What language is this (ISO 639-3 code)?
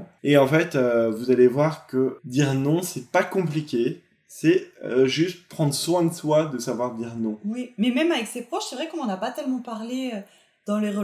fra